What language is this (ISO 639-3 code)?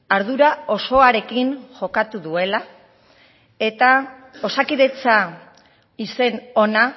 eus